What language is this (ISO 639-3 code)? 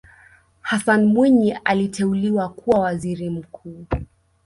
swa